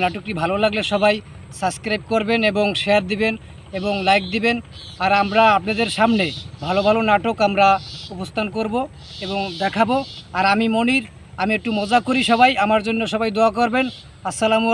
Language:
Bangla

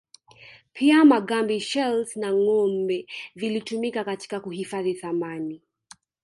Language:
Swahili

